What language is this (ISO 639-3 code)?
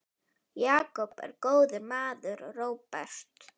isl